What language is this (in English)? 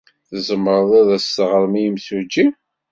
Kabyle